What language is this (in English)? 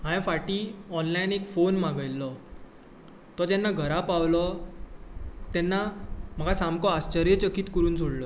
Konkani